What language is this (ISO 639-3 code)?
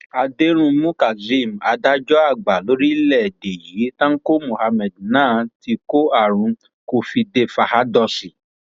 yor